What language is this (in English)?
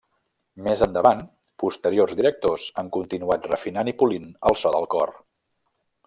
Catalan